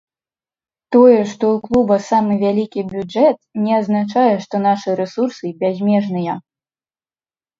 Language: Belarusian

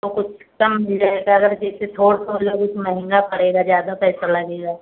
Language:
Hindi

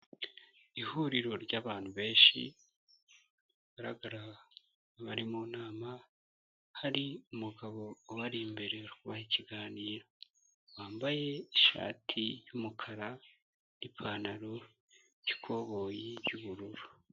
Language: Kinyarwanda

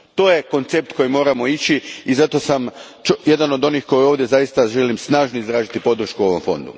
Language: Croatian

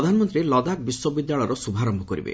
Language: Odia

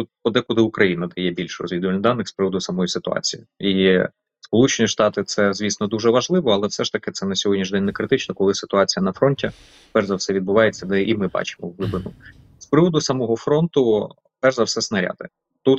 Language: Ukrainian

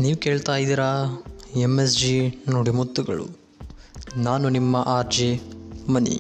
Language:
Kannada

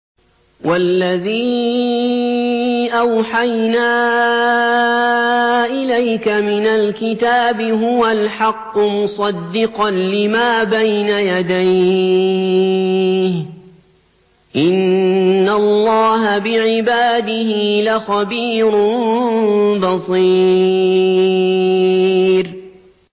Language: Arabic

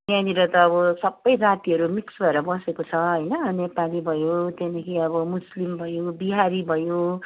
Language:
Nepali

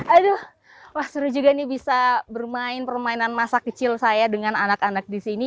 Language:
Indonesian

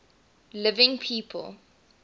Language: English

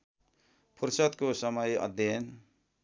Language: Nepali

